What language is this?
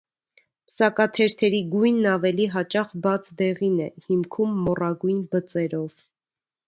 Armenian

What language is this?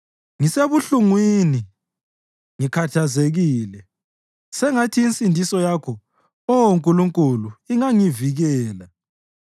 North Ndebele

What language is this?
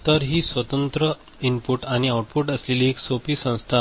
Marathi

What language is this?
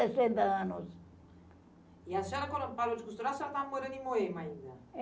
Portuguese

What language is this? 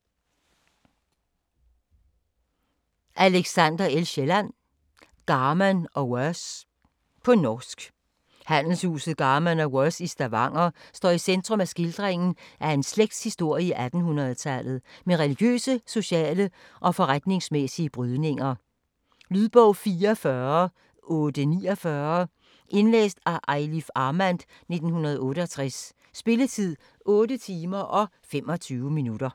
Danish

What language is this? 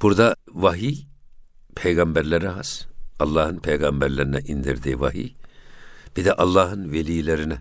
Turkish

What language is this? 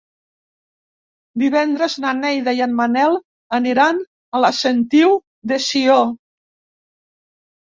Catalan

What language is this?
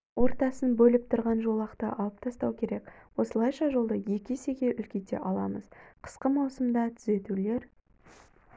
Kazakh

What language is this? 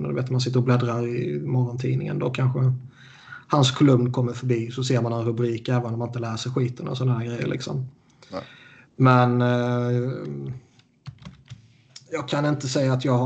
Swedish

